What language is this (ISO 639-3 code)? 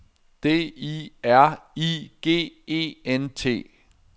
dan